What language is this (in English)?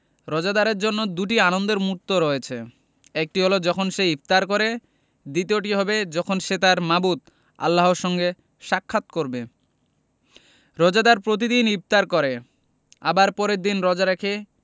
Bangla